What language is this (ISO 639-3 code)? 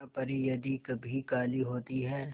hin